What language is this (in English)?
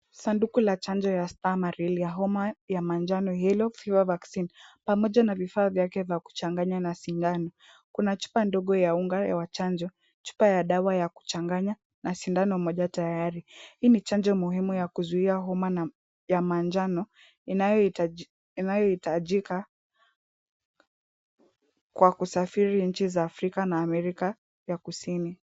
Swahili